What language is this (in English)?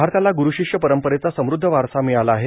Marathi